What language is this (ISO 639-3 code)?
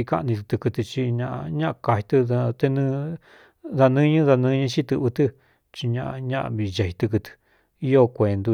xtu